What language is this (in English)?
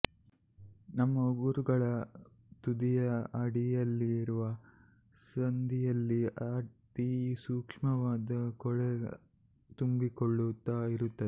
Kannada